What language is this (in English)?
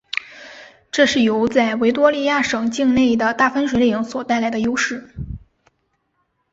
Chinese